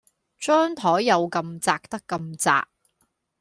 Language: Cantonese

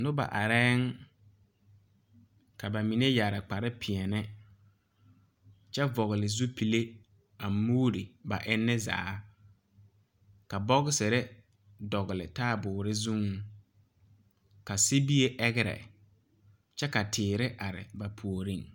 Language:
Southern Dagaare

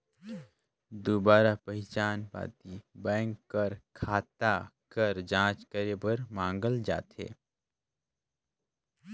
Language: Chhattisgarhi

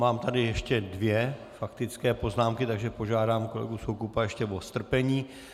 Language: Czech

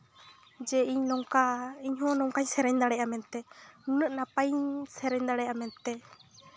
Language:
Santali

